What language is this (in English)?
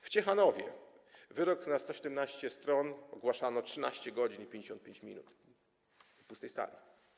Polish